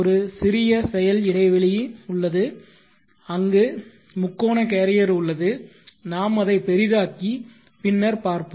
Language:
Tamil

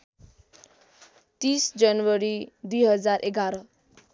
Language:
Nepali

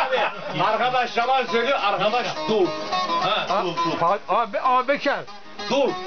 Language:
Turkish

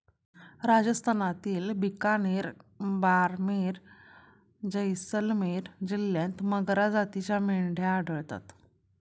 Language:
Marathi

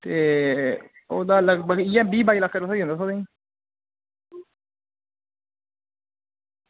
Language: Dogri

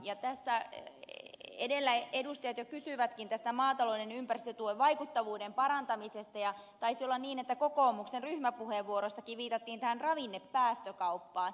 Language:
Finnish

